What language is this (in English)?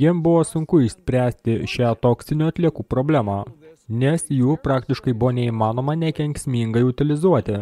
Lithuanian